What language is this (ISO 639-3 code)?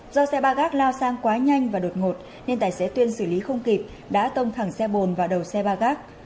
vie